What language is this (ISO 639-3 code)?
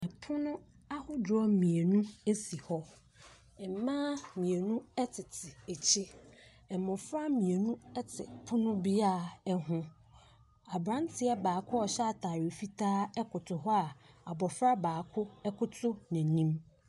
aka